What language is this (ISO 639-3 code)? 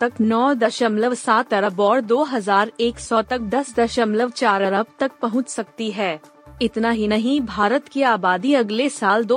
hin